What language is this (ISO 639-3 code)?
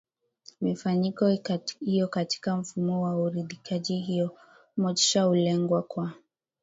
swa